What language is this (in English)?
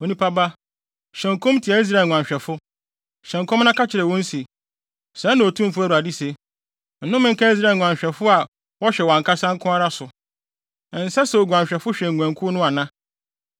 Akan